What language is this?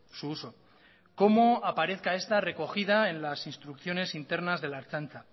Spanish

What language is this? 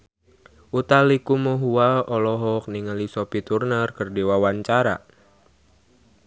Sundanese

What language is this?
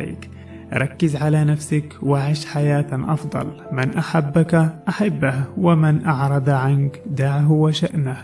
Arabic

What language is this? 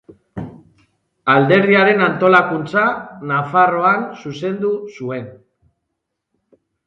Basque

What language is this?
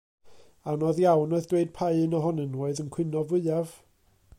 Welsh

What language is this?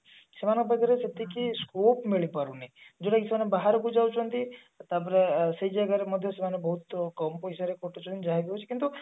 Odia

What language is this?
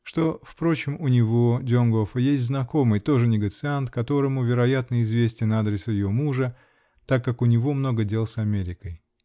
Russian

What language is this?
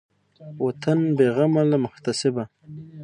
Pashto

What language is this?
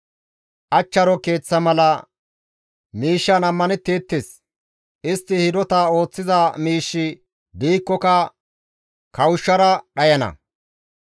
Gamo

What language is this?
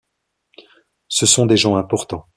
French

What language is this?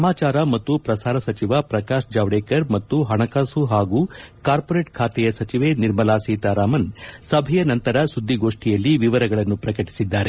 Kannada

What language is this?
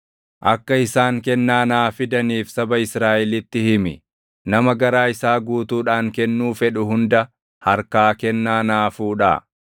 Oromo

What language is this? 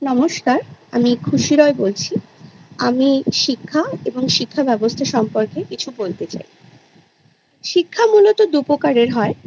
Bangla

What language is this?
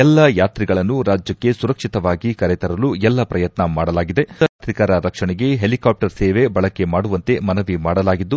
Kannada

